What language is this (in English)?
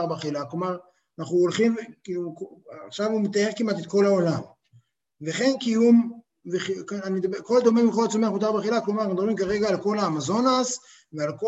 Hebrew